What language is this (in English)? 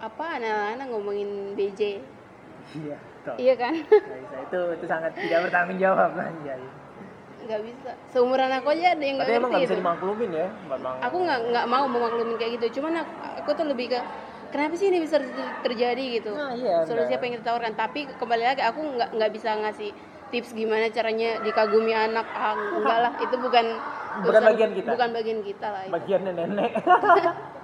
Indonesian